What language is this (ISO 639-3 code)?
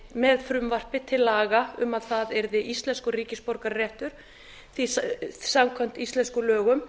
isl